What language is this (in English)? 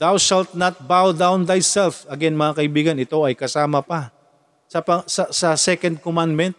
Filipino